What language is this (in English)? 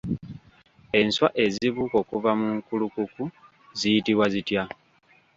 Ganda